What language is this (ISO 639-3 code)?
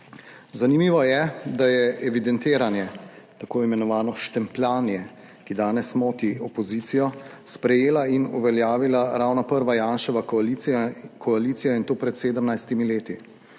slv